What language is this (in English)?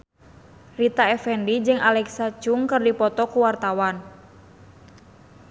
Sundanese